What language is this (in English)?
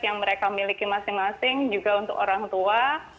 Indonesian